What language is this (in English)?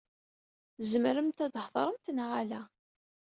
Kabyle